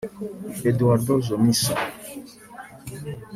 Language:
Kinyarwanda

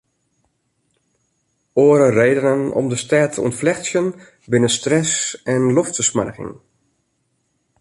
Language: Western Frisian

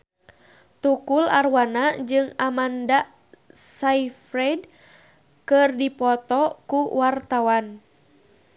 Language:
Sundanese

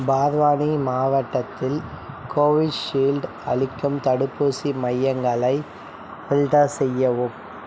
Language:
Tamil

